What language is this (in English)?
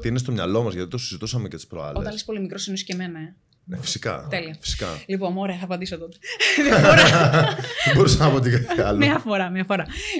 Greek